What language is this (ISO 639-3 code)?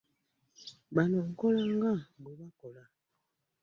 lug